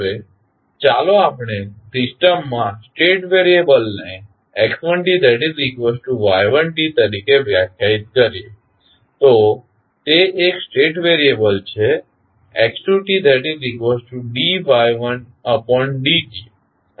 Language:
Gujarati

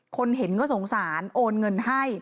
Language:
Thai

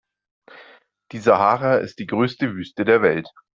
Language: German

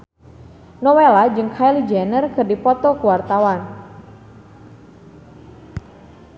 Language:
Sundanese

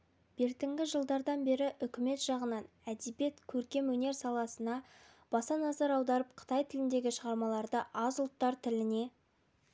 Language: Kazakh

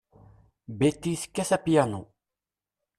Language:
Kabyle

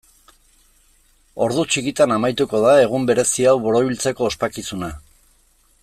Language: Basque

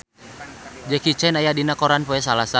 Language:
Sundanese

